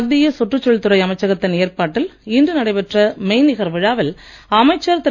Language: Tamil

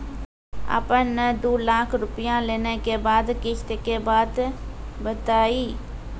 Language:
Maithili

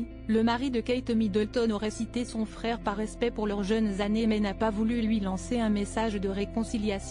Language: French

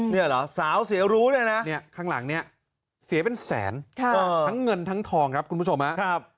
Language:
Thai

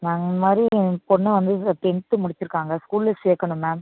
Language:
Tamil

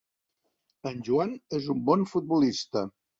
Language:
Catalan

